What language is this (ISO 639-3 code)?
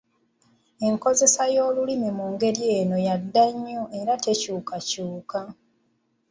lug